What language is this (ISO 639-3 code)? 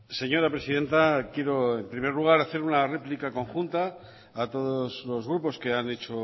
spa